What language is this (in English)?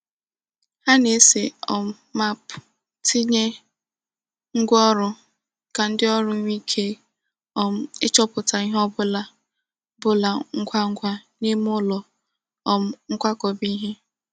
Igbo